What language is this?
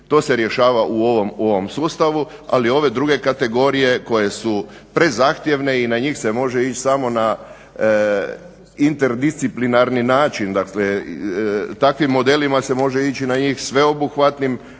Croatian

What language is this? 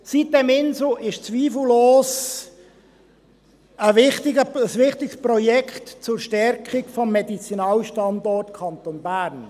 Swiss German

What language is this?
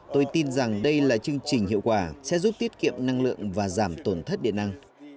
Vietnamese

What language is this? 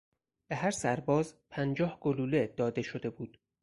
Persian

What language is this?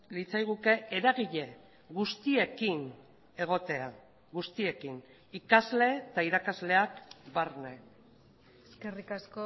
Basque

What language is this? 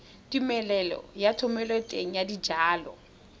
Tswana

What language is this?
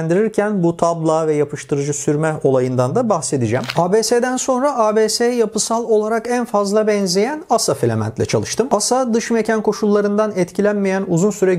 Turkish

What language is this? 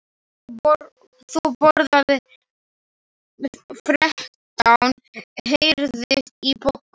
Icelandic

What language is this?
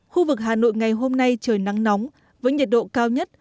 Vietnamese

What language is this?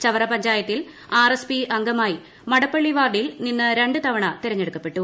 Malayalam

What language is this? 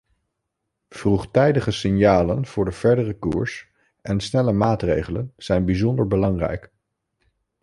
Dutch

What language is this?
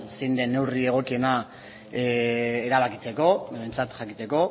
Basque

